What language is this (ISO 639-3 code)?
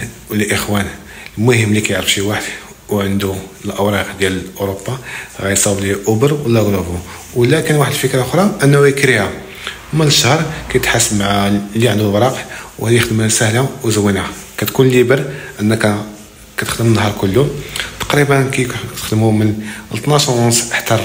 ara